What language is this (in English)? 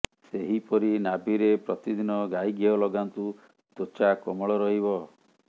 Odia